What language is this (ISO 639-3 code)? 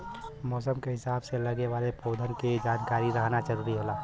bho